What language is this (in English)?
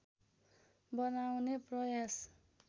Nepali